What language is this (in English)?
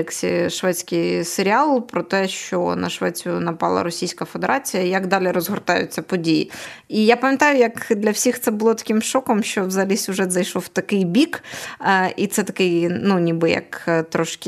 Ukrainian